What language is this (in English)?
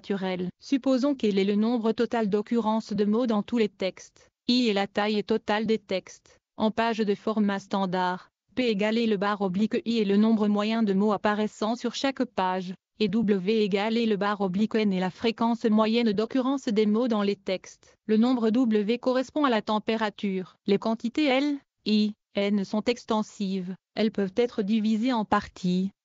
French